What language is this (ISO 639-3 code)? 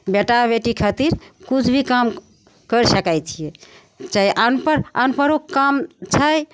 mai